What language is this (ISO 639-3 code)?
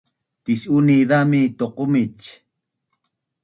bnn